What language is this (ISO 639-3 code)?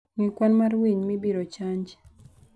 luo